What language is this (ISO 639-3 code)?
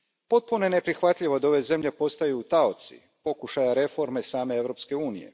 hrv